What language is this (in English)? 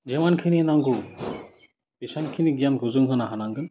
Bodo